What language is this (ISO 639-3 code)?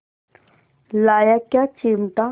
hin